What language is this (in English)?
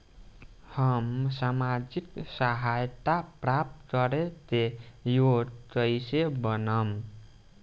Bhojpuri